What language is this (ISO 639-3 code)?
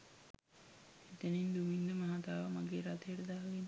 sin